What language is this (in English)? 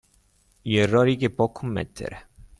Italian